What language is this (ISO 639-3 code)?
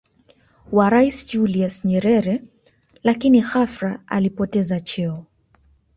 swa